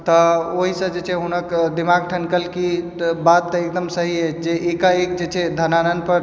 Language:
Maithili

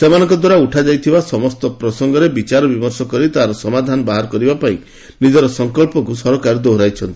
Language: Odia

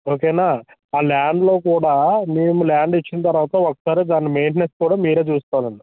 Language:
Telugu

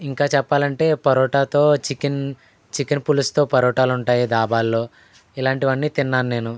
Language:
Telugu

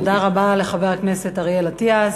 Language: Hebrew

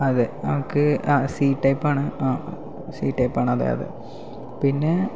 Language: Malayalam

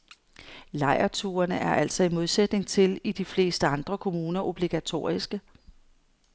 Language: Danish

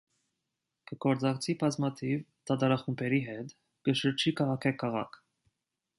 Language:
Armenian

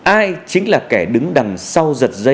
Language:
Vietnamese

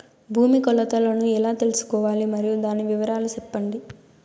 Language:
Telugu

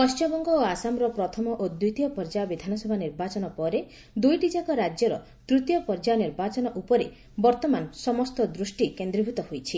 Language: Odia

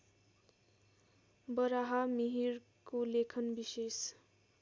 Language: Nepali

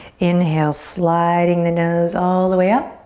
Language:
English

